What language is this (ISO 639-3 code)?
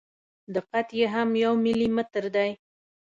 pus